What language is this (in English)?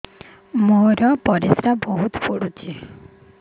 Odia